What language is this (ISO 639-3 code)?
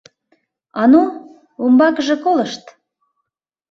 chm